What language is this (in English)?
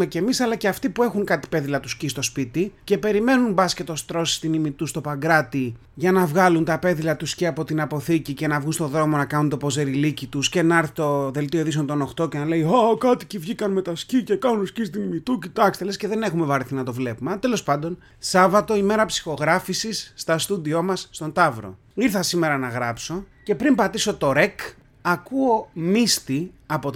Greek